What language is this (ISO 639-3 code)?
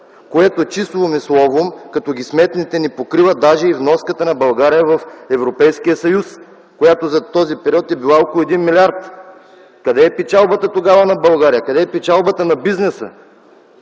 bul